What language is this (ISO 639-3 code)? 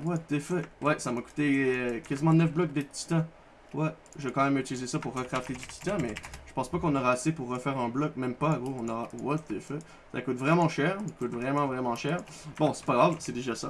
fra